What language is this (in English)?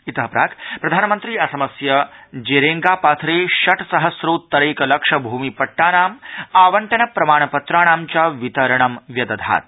Sanskrit